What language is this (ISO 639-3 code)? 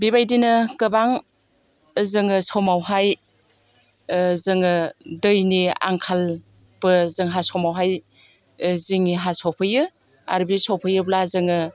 brx